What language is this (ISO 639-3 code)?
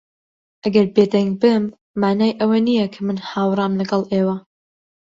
ckb